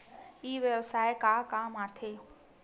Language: Chhattisgarhi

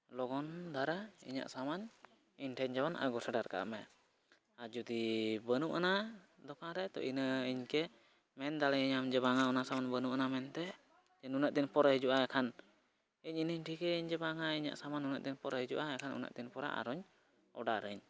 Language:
Santali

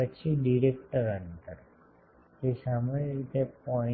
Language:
Gujarati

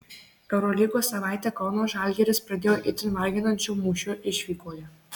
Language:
Lithuanian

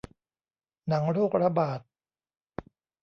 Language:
Thai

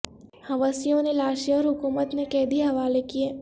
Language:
Urdu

